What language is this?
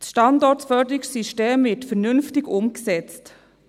Swiss German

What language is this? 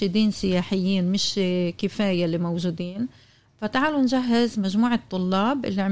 Arabic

